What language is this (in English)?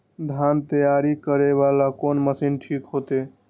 Maithili